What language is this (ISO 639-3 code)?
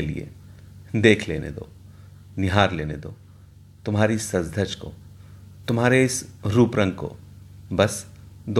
hin